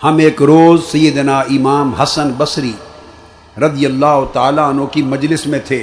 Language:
Urdu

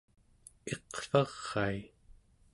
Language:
Central Yupik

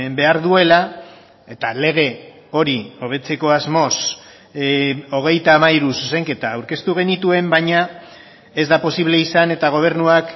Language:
Basque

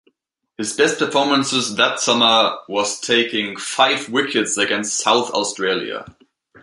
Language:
English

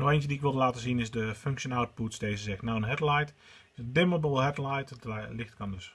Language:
Dutch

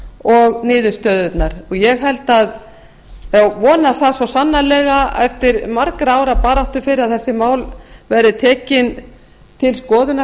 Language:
Icelandic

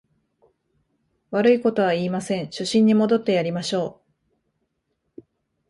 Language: Japanese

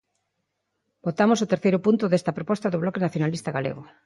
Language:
Galician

